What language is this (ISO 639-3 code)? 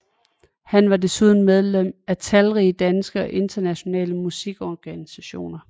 dan